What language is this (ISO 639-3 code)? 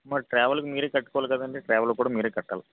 tel